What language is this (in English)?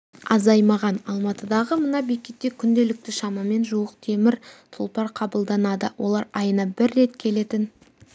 Kazakh